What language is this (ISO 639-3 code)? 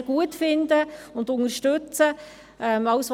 gsw